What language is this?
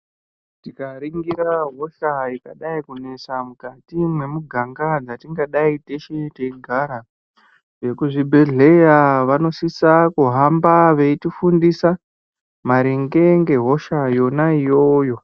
Ndau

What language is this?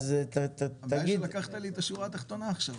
Hebrew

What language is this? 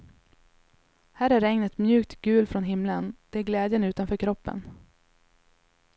Swedish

